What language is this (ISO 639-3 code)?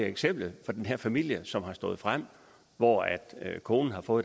dan